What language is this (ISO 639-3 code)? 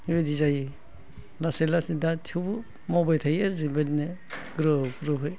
brx